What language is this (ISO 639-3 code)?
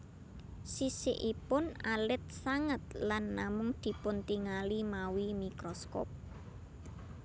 jav